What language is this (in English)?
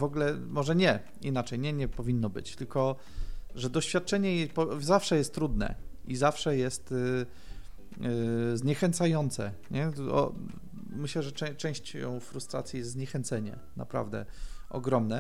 Polish